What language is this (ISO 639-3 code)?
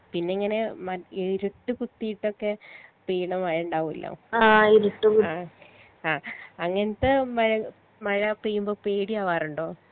mal